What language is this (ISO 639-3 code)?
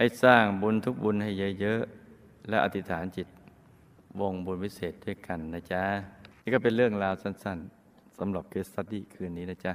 tha